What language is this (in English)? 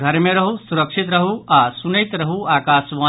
Maithili